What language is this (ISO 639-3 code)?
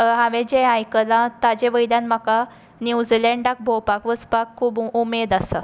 kok